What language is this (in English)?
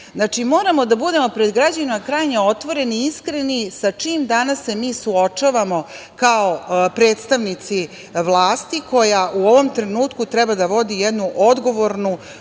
Serbian